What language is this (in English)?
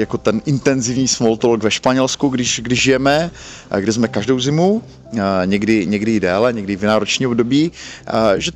Czech